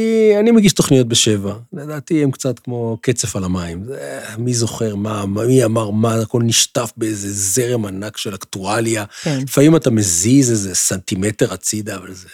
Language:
Hebrew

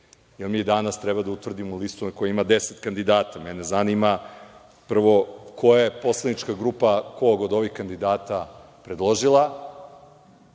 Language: Serbian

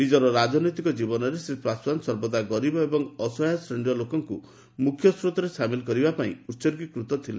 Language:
Odia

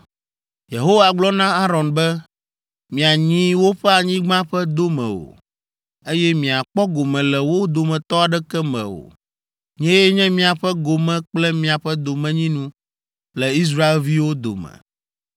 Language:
Ewe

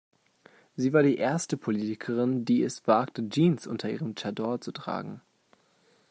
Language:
German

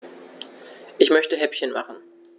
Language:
German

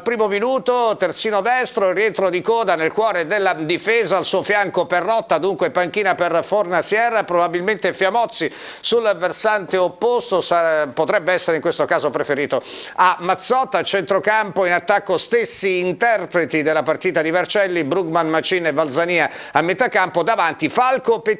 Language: Italian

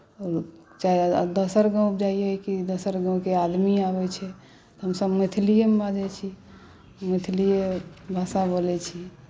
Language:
Maithili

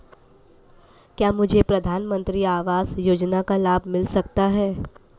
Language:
Hindi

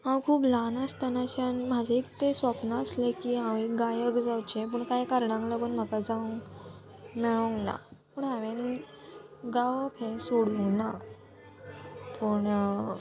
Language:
Konkani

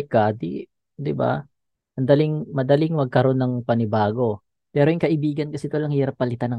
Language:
Filipino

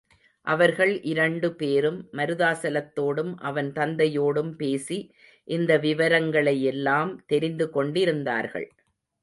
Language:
Tamil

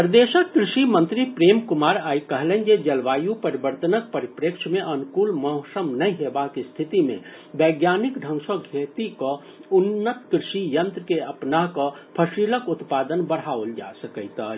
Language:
Maithili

